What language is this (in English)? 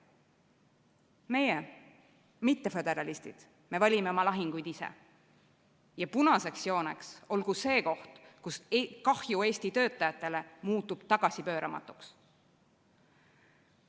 Estonian